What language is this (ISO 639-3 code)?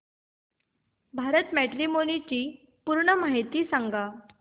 mar